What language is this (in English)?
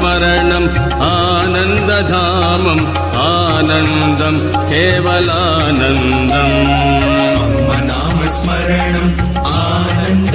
Hindi